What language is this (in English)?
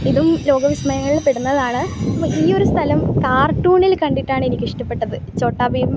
Malayalam